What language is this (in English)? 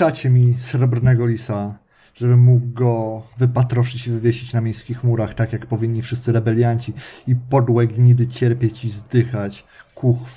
Polish